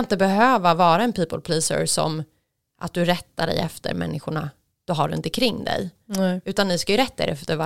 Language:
Swedish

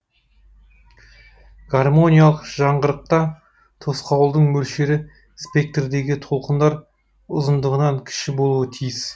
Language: Kazakh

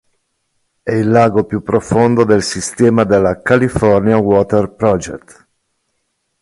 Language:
Italian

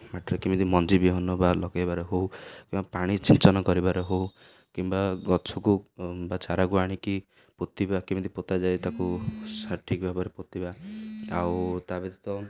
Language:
Odia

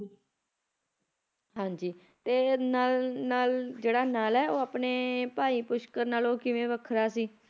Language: Punjabi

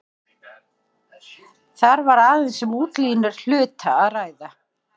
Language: Icelandic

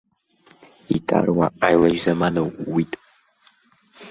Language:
Abkhazian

